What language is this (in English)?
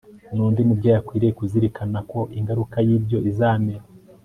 Kinyarwanda